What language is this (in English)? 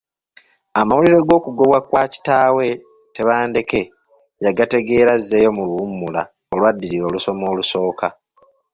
Ganda